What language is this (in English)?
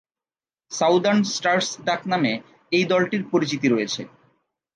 Bangla